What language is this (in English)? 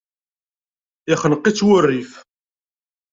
Kabyle